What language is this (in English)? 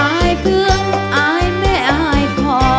Thai